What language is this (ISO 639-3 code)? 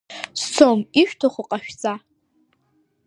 abk